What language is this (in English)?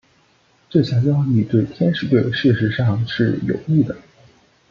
Chinese